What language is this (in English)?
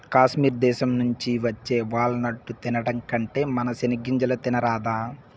Telugu